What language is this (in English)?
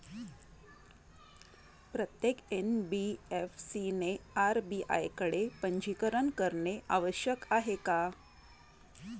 Marathi